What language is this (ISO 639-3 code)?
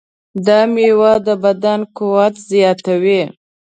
pus